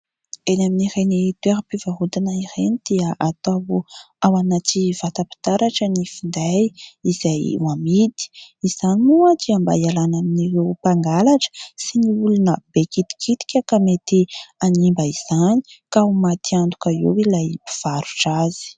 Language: Malagasy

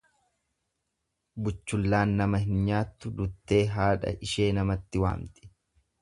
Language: Oromo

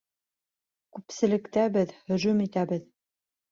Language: Bashkir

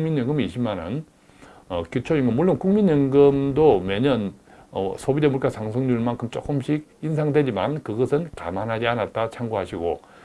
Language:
Korean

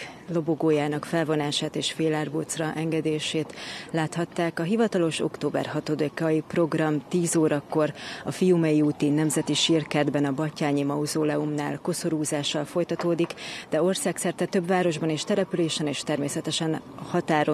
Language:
Hungarian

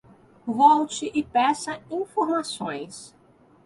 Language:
Portuguese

